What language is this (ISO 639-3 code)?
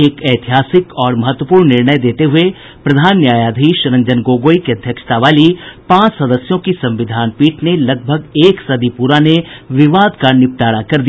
hin